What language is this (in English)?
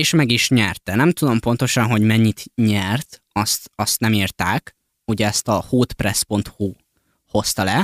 Hungarian